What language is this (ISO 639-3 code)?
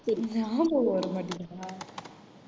tam